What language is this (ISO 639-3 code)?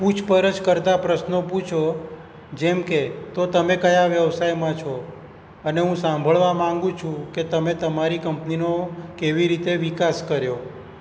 guj